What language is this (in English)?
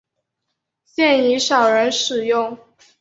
Chinese